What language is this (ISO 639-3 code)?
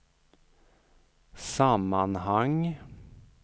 swe